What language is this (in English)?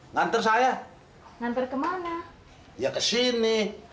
Indonesian